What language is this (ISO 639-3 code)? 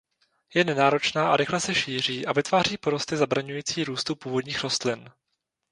ces